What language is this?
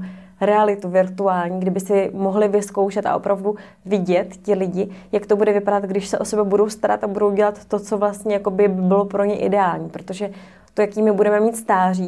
Czech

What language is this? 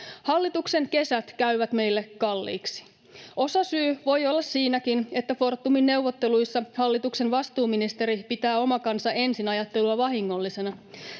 Finnish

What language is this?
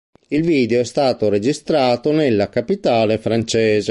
Italian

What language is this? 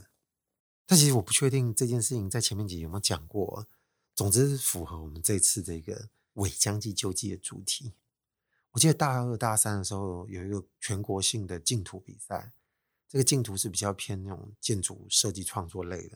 Chinese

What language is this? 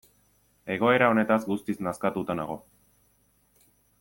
Basque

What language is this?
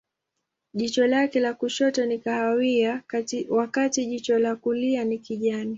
Swahili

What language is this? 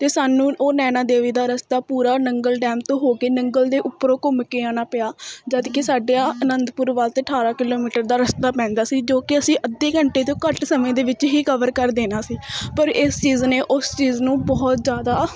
Punjabi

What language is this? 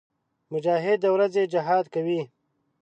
Pashto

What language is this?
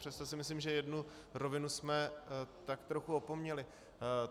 Czech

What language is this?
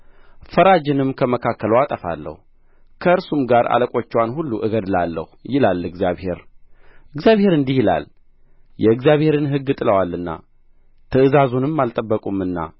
Amharic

